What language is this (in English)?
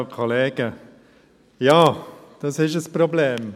Swiss German